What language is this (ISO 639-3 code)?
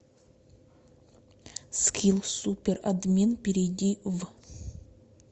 rus